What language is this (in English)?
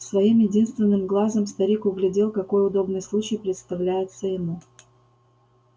Russian